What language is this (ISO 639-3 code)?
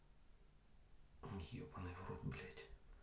rus